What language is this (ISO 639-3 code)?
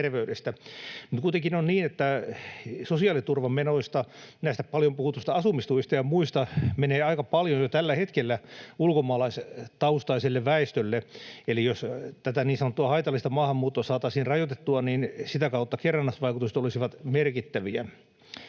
fin